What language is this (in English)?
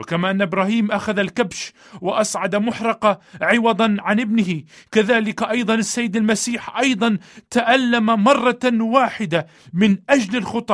Arabic